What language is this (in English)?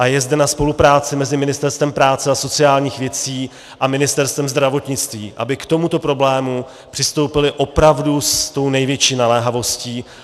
Czech